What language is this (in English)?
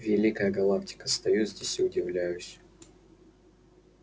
Russian